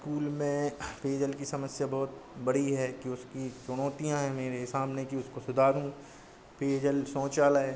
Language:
Hindi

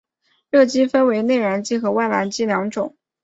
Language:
Chinese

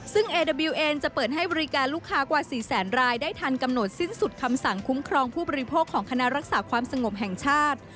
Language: Thai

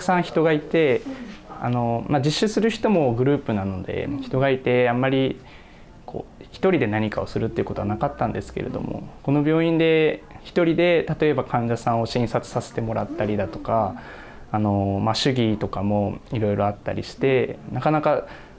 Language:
Japanese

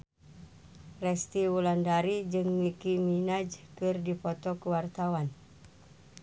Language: Sundanese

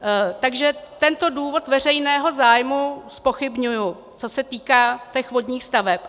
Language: Czech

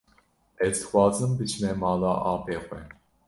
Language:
Kurdish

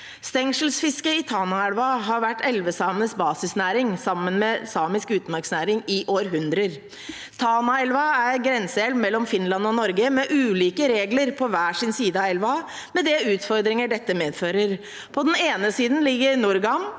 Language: Norwegian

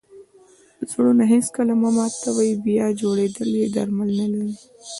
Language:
Pashto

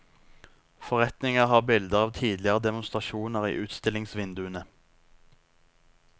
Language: Norwegian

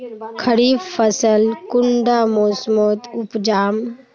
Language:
Magahi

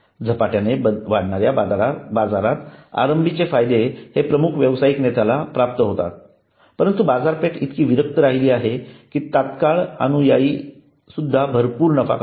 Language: Marathi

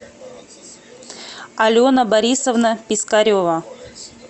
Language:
Russian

